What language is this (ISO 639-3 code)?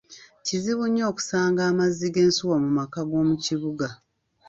lug